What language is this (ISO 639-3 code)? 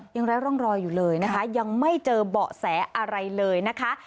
tha